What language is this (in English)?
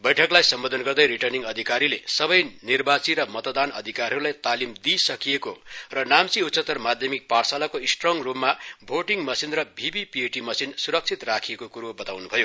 Nepali